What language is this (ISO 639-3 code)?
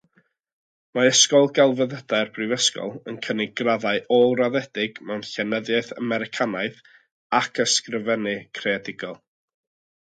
cym